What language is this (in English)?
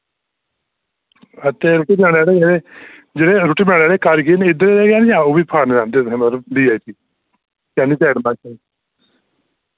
Dogri